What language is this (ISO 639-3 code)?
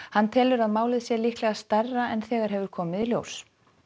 isl